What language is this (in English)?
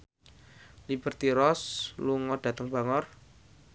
Javanese